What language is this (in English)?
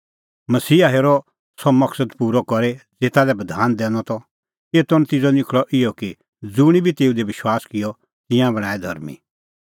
Kullu Pahari